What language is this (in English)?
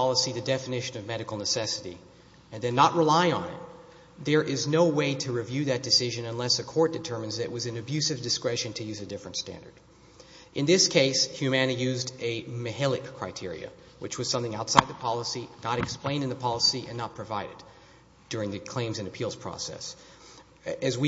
English